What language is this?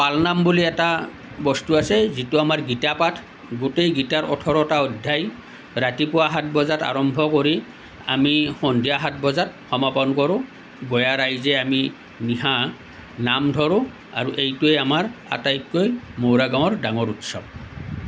Assamese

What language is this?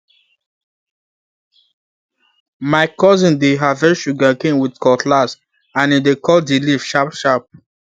Nigerian Pidgin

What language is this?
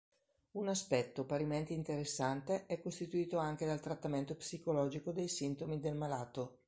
Italian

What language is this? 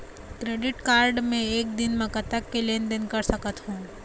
Chhattisgarhi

